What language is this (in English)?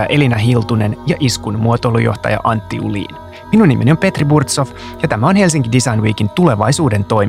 Finnish